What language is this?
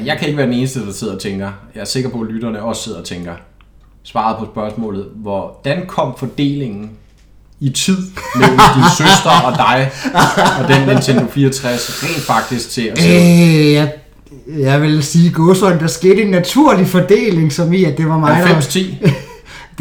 Danish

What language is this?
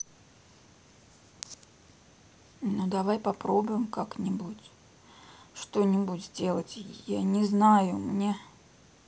Russian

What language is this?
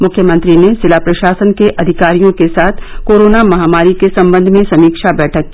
Hindi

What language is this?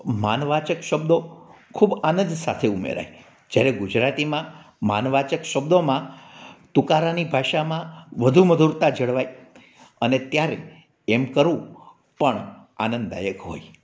Gujarati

